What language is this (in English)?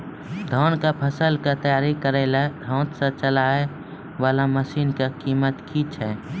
Maithili